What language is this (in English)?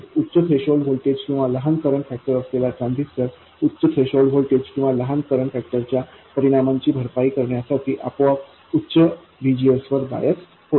Marathi